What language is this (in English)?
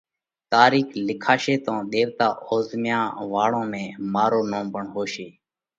Parkari Koli